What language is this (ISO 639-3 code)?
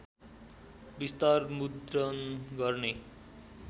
nep